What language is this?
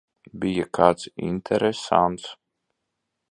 Latvian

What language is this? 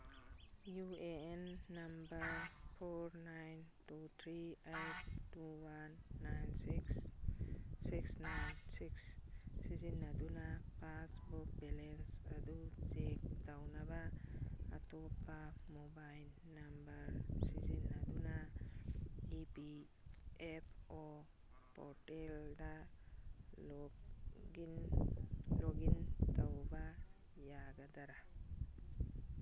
Manipuri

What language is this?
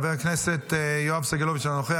Hebrew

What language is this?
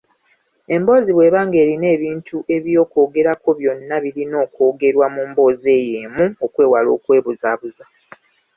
Ganda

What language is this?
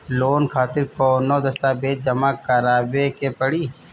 Bhojpuri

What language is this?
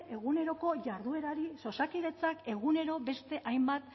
Basque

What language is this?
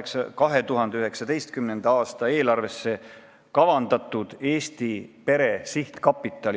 Estonian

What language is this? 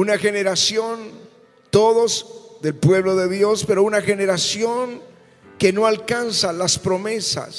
Spanish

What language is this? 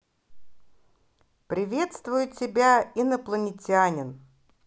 Russian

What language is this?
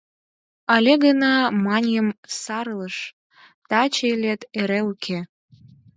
Mari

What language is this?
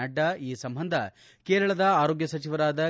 Kannada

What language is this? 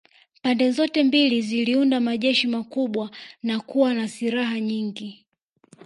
Swahili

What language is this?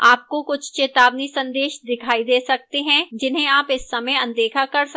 Hindi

